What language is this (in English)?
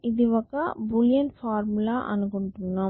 Telugu